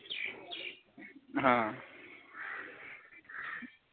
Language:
Dogri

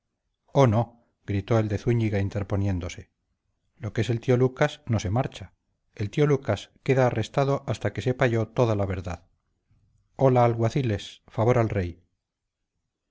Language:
Spanish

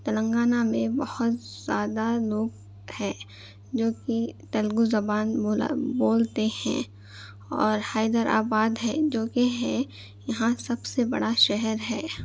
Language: Urdu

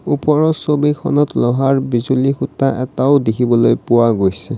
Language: Assamese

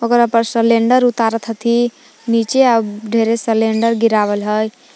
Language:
Magahi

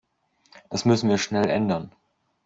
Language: German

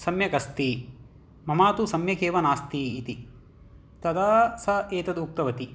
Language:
Sanskrit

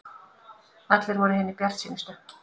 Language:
Icelandic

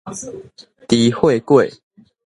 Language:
Min Nan Chinese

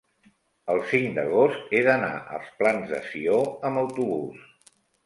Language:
Catalan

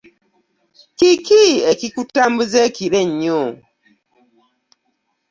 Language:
Ganda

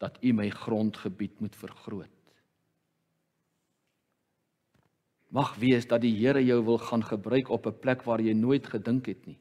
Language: Dutch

